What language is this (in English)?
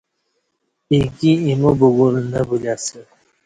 Kati